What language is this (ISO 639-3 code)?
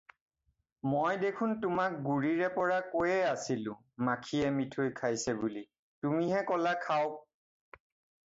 asm